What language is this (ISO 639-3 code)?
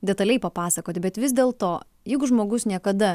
lit